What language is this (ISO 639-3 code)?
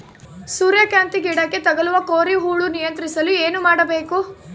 kan